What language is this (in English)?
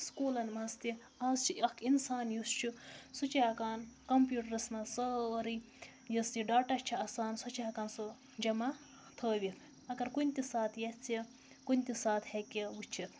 Kashmiri